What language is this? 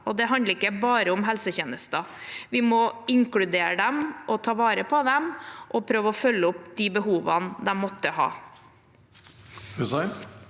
Norwegian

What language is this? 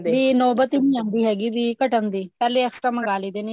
Punjabi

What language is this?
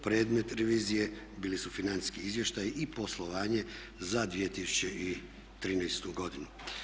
Croatian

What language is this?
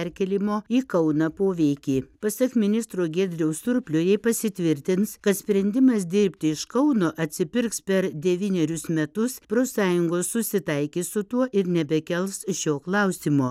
Lithuanian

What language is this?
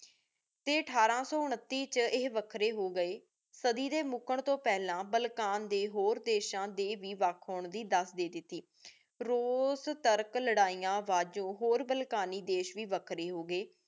Punjabi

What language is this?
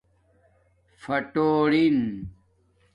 Domaaki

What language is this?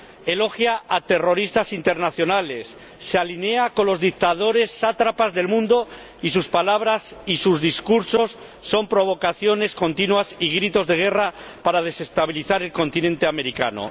Spanish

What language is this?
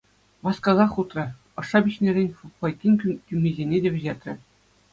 Chuvash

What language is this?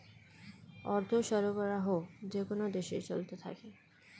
Bangla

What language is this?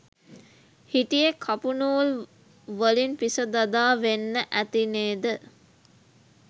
Sinhala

